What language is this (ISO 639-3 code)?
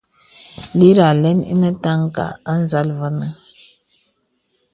beb